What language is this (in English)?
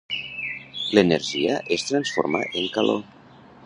Catalan